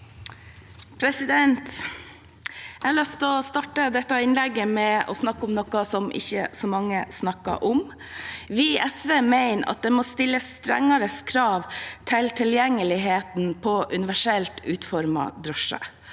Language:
Norwegian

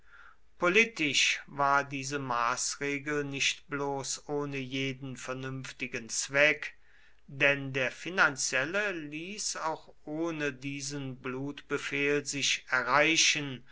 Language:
German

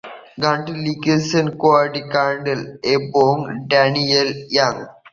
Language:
Bangla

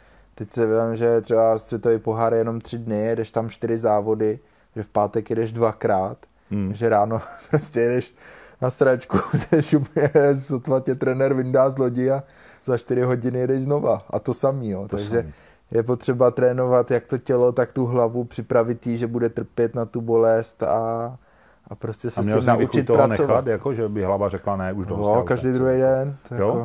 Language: Czech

